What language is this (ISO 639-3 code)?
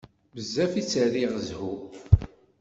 kab